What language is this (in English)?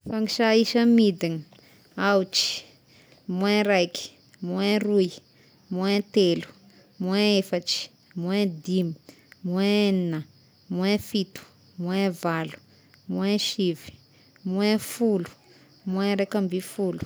Tesaka Malagasy